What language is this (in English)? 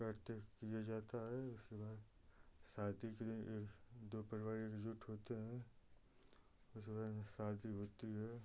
Hindi